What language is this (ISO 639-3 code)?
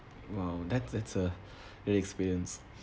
eng